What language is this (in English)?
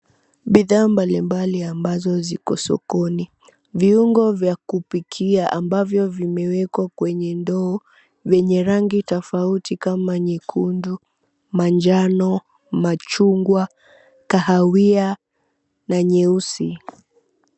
Swahili